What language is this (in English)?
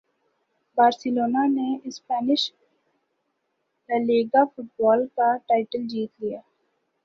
Urdu